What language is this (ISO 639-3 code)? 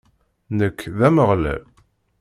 kab